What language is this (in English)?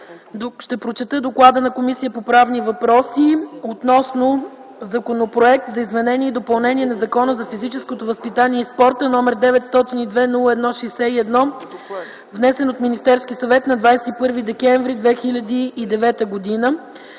Bulgarian